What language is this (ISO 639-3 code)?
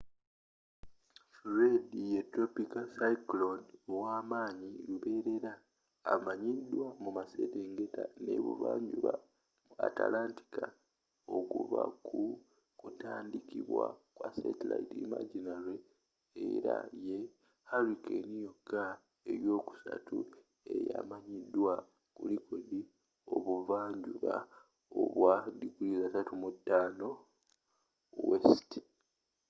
lug